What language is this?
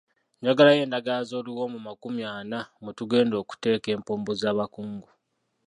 Ganda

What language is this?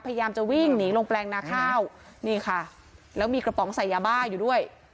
Thai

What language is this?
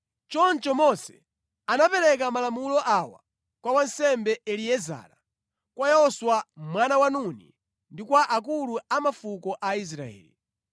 Nyanja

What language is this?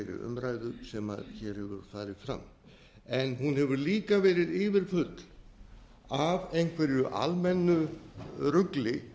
Icelandic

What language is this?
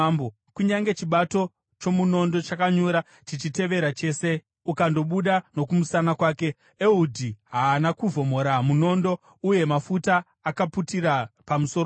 Shona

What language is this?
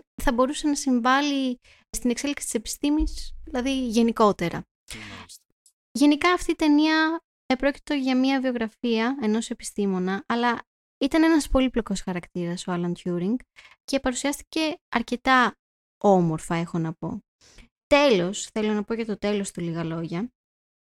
Greek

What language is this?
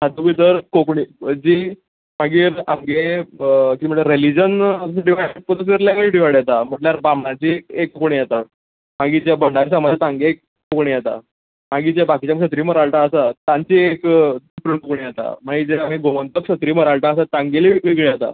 Konkani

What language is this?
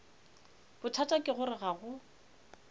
Northern Sotho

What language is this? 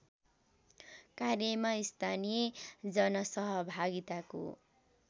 Nepali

